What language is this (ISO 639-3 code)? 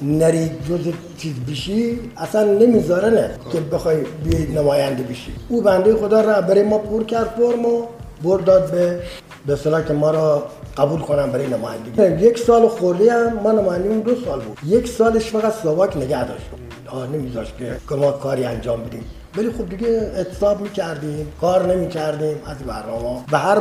fas